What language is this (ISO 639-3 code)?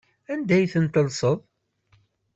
kab